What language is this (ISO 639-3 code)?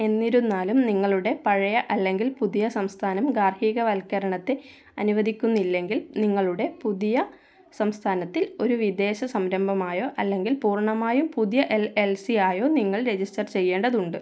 mal